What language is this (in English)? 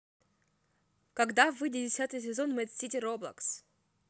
Russian